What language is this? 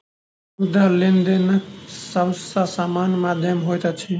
Maithili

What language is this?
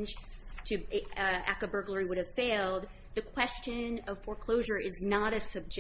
English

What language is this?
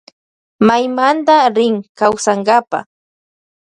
Loja Highland Quichua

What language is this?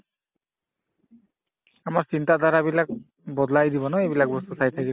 Assamese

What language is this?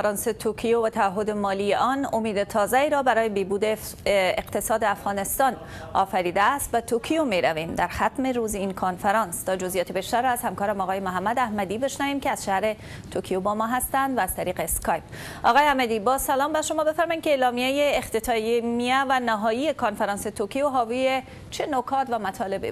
Persian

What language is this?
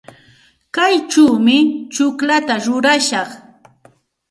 Santa Ana de Tusi Pasco Quechua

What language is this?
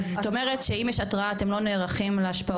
Hebrew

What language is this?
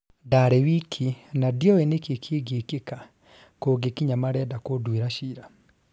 Kikuyu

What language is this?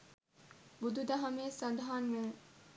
Sinhala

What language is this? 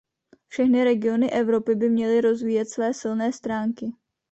Czech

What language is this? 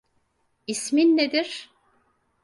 Turkish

